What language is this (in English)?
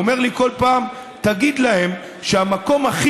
Hebrew